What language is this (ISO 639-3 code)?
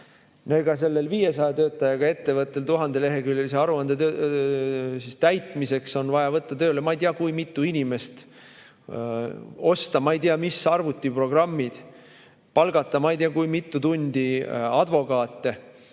est